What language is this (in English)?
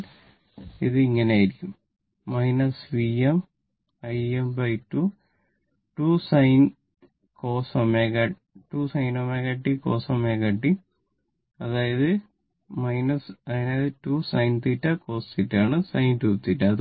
Malayalam